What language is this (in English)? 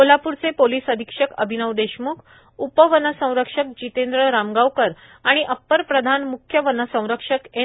Marathi